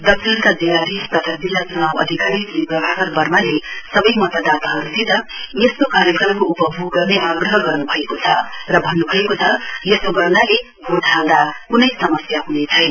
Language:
Nepali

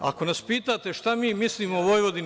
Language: Serbian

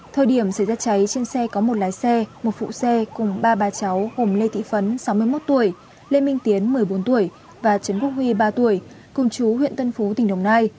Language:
Vietnamese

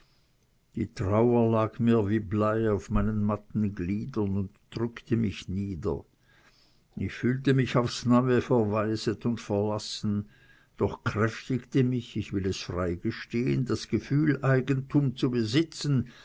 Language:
German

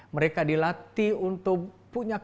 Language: Indonesian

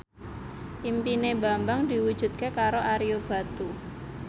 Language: Javanese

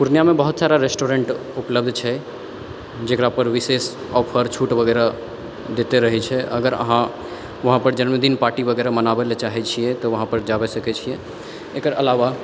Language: Maithili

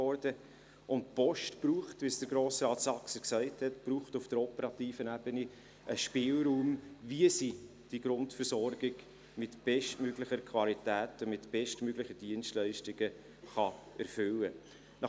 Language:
Swiss German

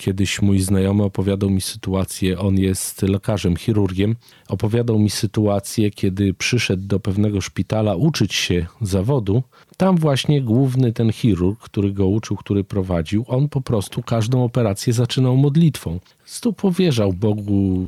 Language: Polish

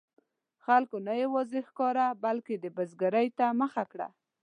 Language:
Pashto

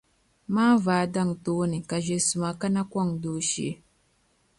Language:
Dagbani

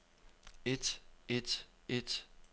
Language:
Danish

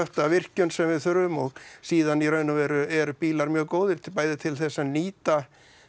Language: Icelandic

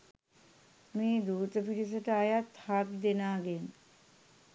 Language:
Sinhala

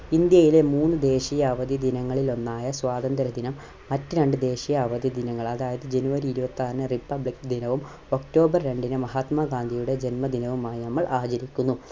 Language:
Malayalam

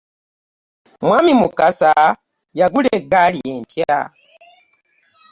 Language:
Ganda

